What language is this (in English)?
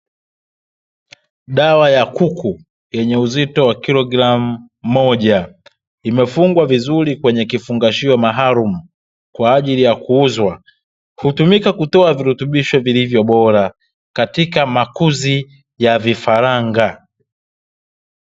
Swahili